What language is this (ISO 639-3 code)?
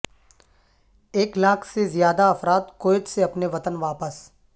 urd